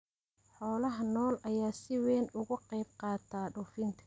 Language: Somali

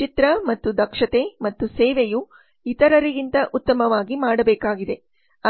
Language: Kannada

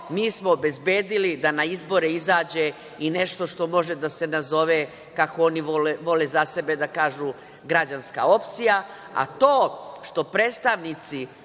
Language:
Serbian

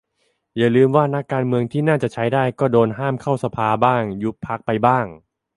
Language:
Thai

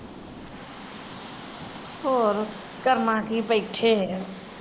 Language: Punjabi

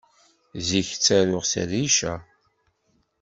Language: Kabyle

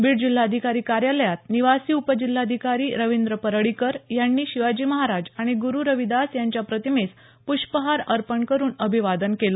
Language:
Marathi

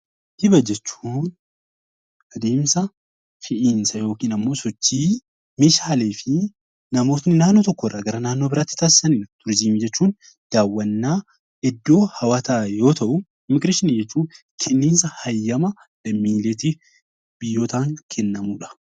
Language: Oromo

